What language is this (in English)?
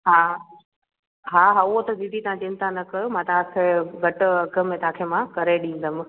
Sindhi